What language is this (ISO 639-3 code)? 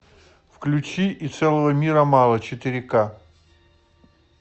rus